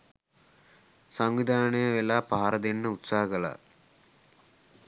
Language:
Sinhala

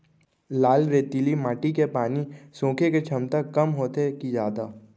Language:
Chhattisgarhi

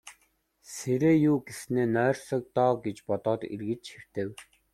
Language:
Mongolian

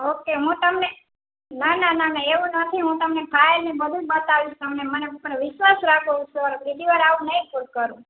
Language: Gujarati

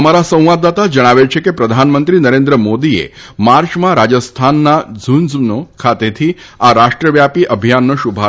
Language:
Gujarati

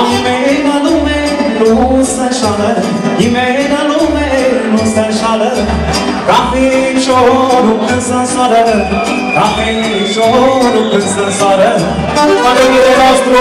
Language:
Romanian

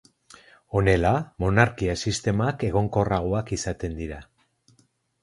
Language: Basque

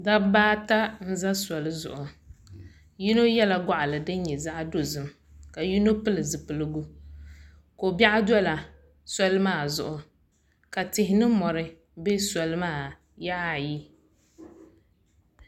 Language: Dagbani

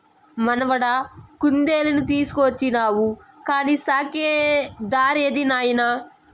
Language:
Telugu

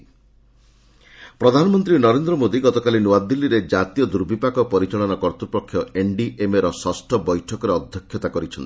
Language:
Odia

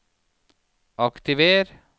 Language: Norwegian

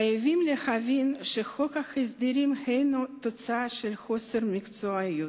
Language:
Hebrew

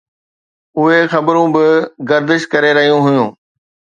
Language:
Sindhi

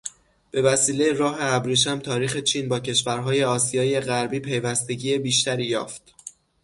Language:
Persian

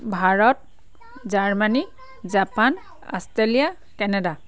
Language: Assamese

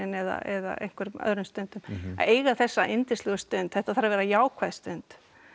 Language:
Icelandic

